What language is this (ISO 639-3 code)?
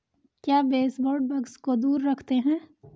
hin